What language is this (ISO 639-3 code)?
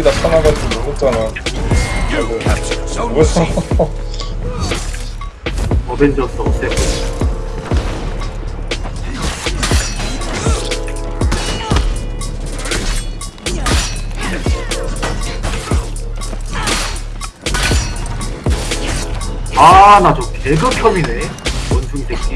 kor